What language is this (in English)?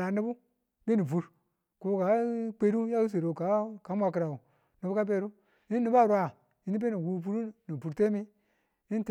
Tula